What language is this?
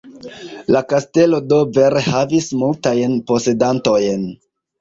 Esperanto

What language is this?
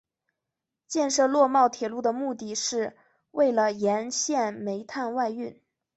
Chinese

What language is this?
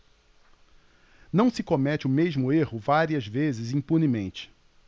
Portuguese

